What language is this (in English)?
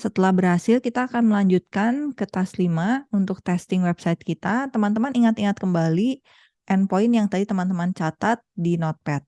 Indonesian